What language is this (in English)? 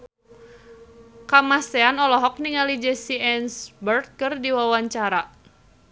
Sundanese